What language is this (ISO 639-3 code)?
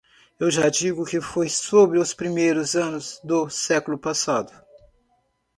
por